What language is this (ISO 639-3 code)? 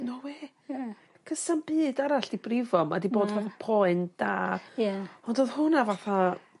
cym